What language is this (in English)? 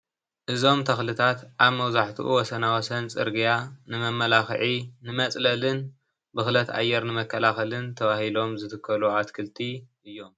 Tigrinya